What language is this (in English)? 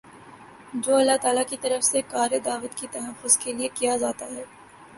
Urdu